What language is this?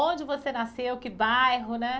Portuguese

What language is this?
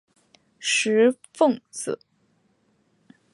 Chinese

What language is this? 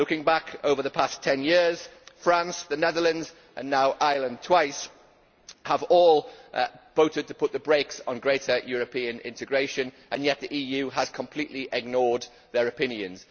English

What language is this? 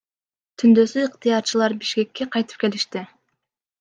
Kyrgyz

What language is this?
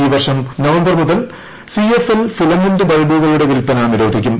Malayalam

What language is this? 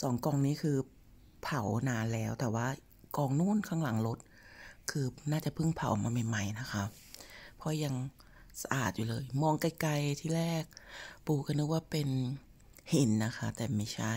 Thai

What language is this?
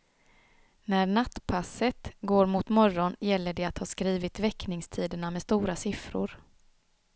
Swedish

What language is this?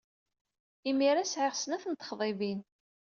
Kabyle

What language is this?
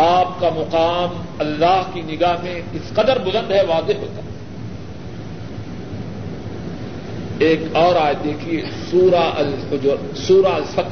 Urdu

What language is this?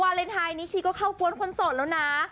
Thai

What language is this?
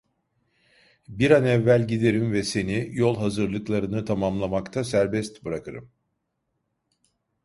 Turkish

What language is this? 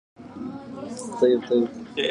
Arabic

